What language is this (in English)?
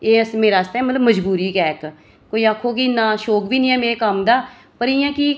Dogri